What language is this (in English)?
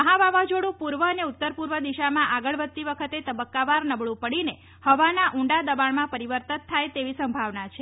Gujarati